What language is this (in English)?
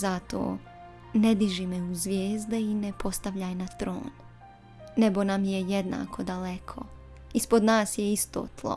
Croatian